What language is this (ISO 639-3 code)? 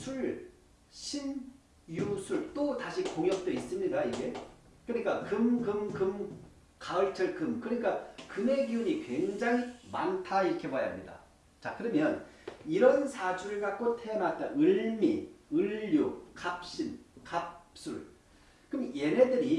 kor